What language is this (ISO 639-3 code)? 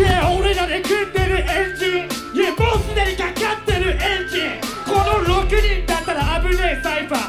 jpn